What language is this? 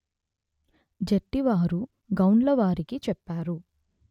Telugu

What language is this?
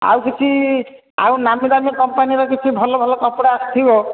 Odia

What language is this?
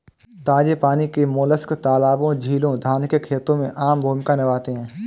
Hindi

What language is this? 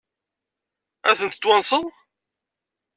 Kabyle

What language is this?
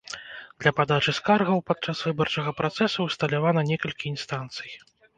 Belarusian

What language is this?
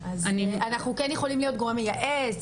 Hebrew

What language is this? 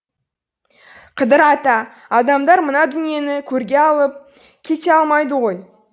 Kazakh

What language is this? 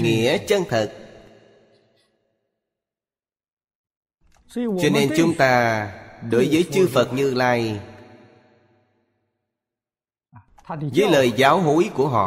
Vietnamese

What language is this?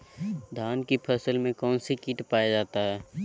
Magahi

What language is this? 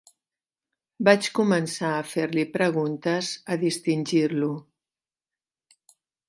Catalan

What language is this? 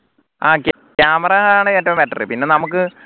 Malayalam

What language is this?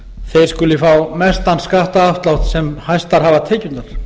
Icelandic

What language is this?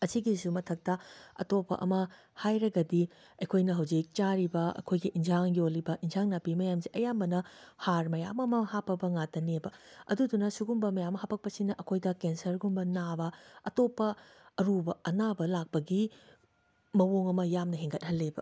Manipuri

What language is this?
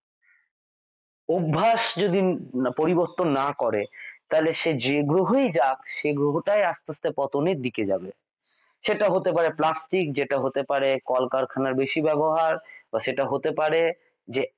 Bangla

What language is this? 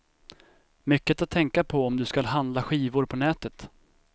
Swedish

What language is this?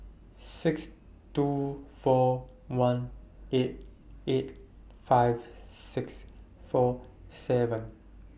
English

